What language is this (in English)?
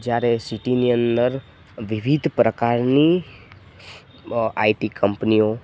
Gujarati